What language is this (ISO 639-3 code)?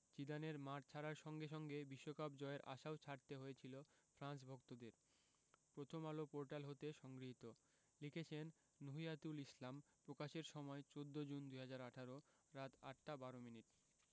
ben